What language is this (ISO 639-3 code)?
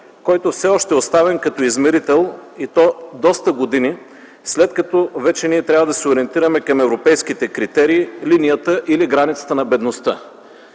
bul